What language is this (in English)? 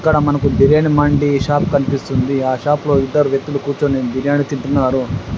Telugu